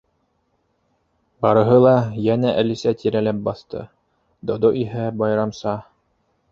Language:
Bashkir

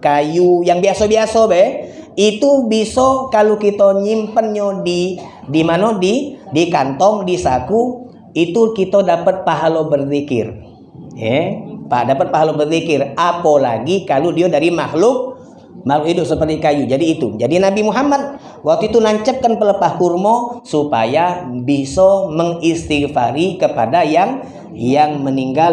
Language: Indonesian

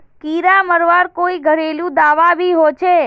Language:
Magahi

